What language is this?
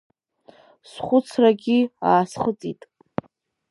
Abkhazian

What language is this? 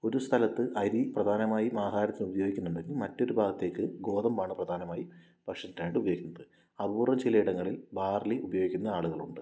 Malayalam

